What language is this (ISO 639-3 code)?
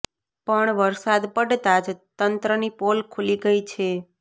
guj